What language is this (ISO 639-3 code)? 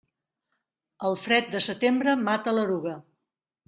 cat